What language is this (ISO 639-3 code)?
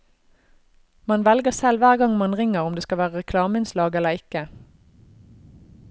nor